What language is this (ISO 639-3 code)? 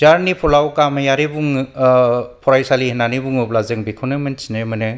brx